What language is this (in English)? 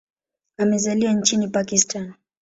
Swahili